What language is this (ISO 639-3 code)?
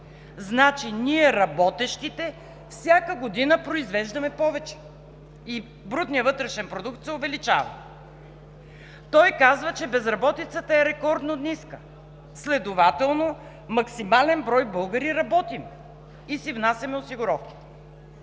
bul